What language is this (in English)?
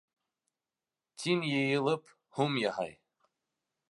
Bashkir